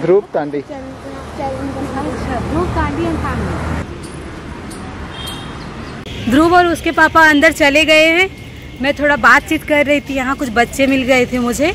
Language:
Hindi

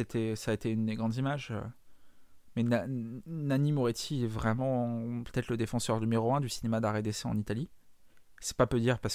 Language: French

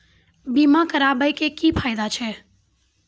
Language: Maithili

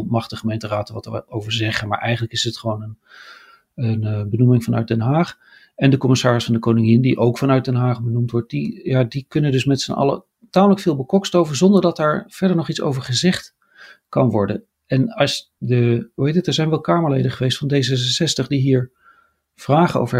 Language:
Dutch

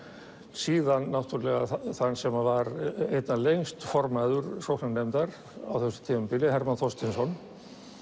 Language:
Icelandic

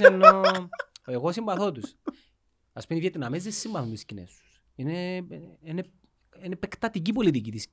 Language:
Greek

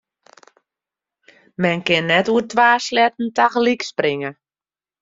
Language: Western Frisian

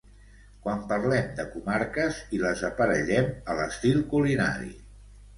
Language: Catalan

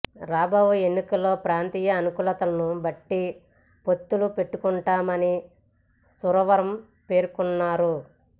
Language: Telugu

